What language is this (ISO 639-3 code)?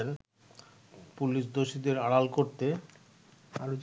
ben